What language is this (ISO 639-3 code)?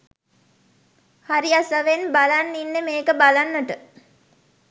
sin